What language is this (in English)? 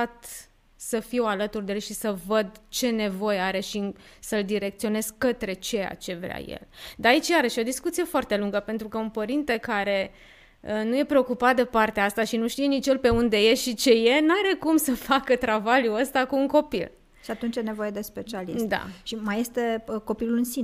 Romanian